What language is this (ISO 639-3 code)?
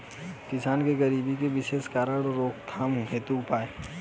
bho